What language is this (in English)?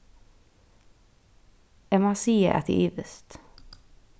Faroese